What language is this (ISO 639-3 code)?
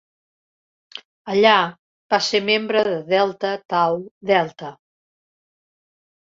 cat